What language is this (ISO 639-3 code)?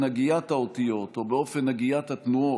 heb